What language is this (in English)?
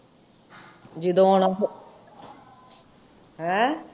Punjabi